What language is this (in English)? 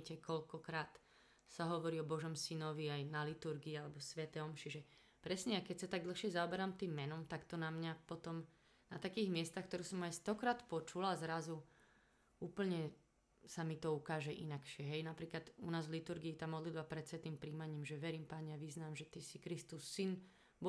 Slovak